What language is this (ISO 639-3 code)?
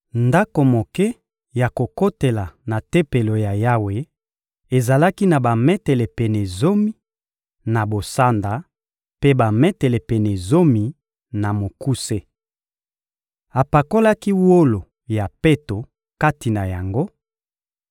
lin